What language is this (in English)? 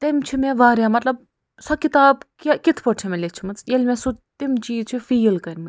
Kashmiri